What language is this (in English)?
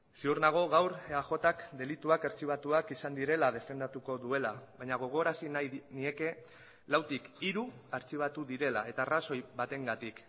Basque